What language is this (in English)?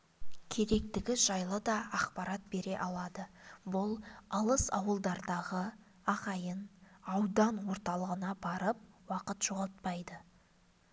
Kazakh